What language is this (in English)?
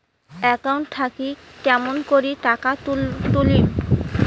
Bangla